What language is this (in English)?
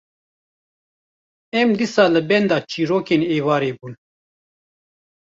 Kurdish